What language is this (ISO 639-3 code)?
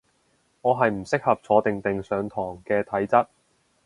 yue